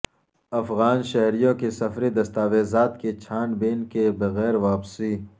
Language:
Urdu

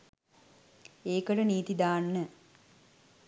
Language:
Sinhala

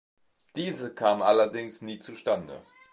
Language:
German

